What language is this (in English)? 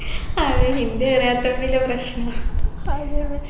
Malayalam